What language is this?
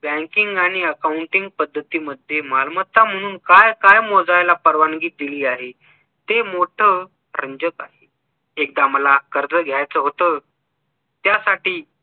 Marathi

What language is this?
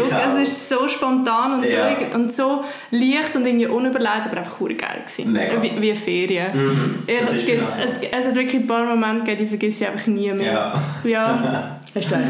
German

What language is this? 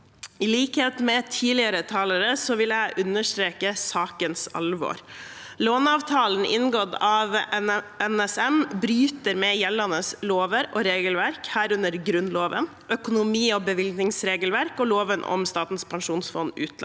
Norwegian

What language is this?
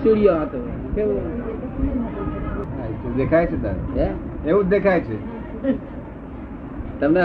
Gujarati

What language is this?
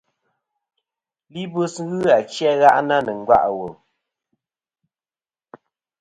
Kom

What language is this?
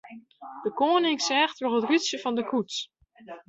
Western Frisian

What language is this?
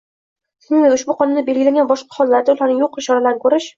Uzbek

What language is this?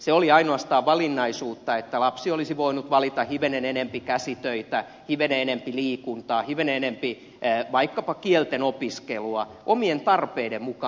Finnish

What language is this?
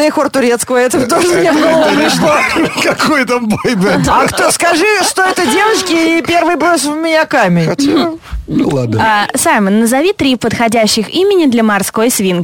Russian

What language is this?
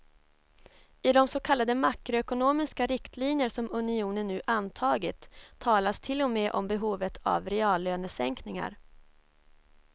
Swedish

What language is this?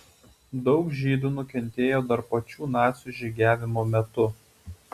Lithuanian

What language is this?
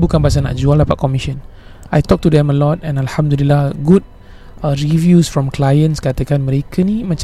Malay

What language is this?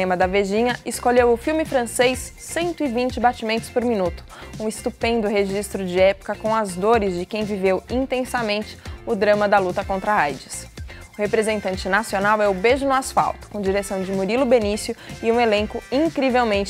Portuguese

